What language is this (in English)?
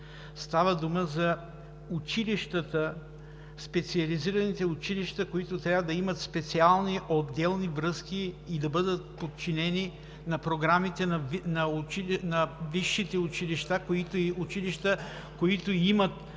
Bulgarian